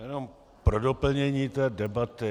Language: Czech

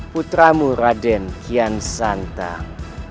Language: Indonesian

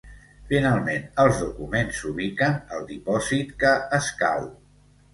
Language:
Catalan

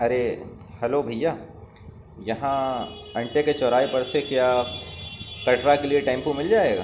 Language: Urdu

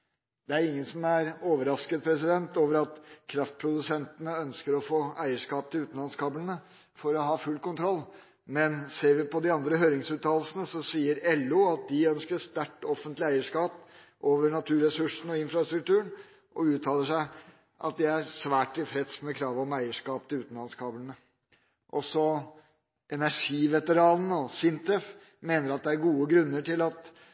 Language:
Norwegian Bokmål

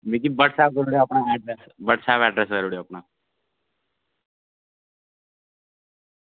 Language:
Dogri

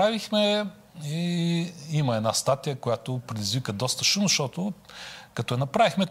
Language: Bulgarian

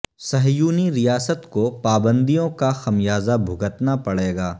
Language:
Urdu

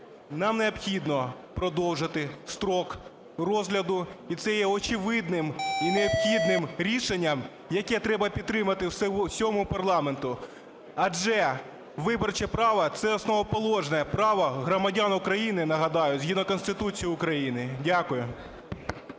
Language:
Ukrainian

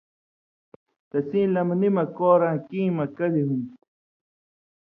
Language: Indus Kohistani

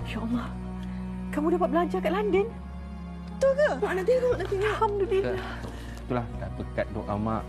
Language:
Malay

